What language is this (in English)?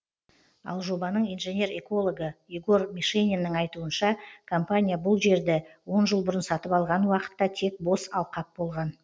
Kazakh